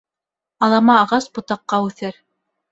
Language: Bashkir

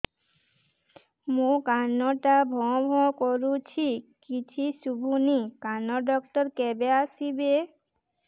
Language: Odia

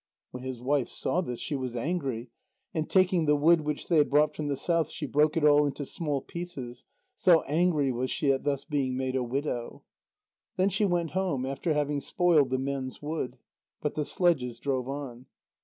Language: English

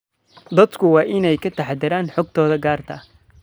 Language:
Somali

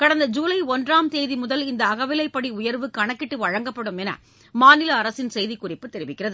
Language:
Tamil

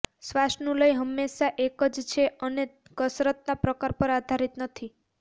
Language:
Gujarati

